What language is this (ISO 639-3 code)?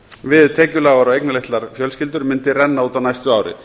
isl